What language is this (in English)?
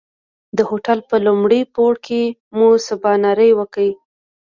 Pashto